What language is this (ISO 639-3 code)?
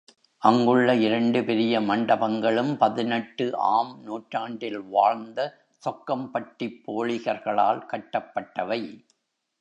tam